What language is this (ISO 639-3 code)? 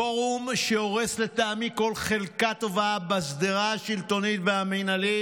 heb